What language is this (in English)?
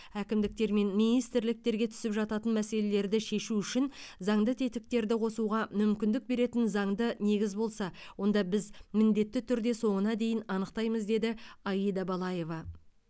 Kazakh